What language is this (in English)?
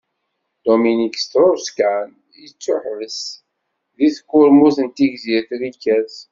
Kabyle